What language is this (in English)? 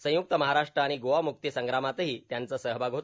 Marathi